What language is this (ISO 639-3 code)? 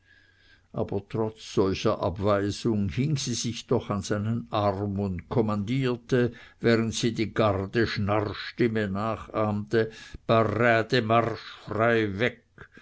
deu